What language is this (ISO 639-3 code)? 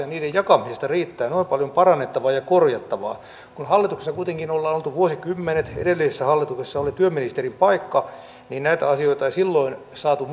fin